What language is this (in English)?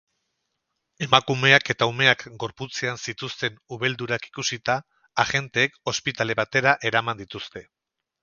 Basque